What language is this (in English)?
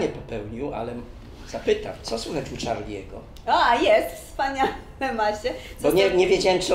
Polish